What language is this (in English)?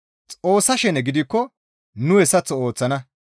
Gamo